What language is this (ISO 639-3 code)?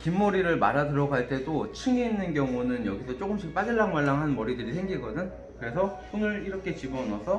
kor